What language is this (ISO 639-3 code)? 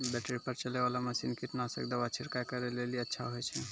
mai